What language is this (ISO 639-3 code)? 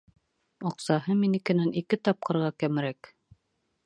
bak